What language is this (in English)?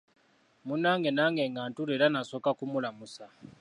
Ganda